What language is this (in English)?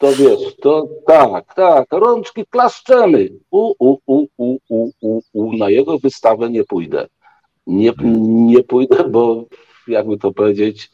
Polish